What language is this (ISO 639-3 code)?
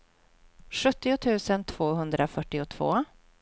swe